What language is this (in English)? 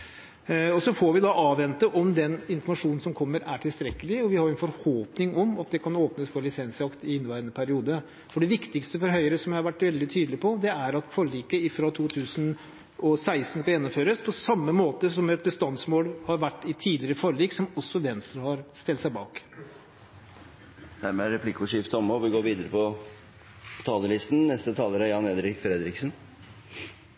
Norwegian